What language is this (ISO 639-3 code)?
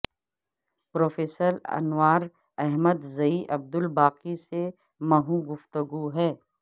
urd